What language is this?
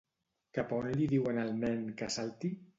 Catalan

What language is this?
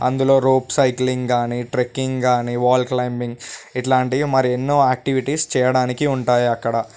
Telugu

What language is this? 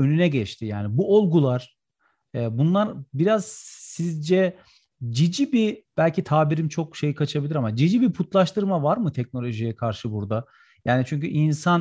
Turkish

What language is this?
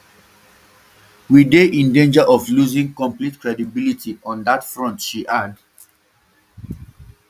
Nigerian Pidgin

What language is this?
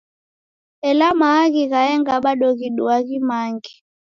Taita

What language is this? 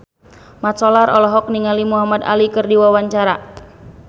Sundanese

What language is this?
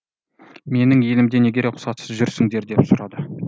Kazakh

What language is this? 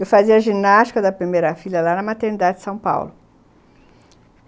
Portuguese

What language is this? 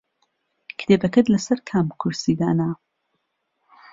Central Kurdish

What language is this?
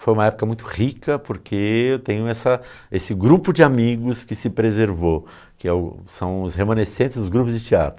Portuguese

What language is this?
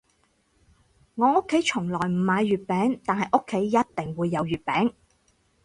Cantonese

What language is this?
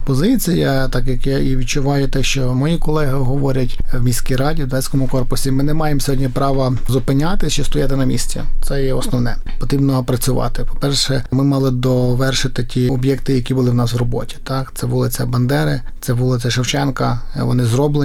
Ukrainian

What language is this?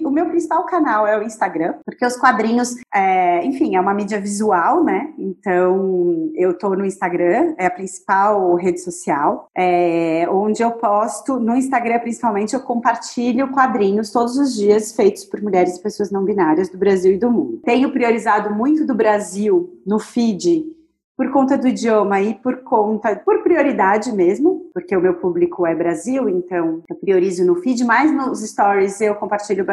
Portuguese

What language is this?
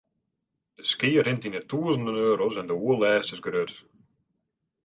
Western Frisian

